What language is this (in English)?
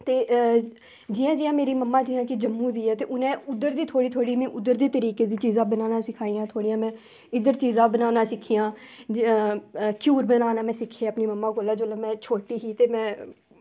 Dogri